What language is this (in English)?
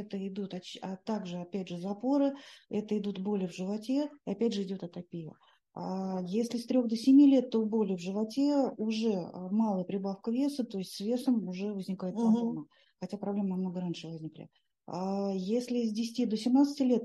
Russian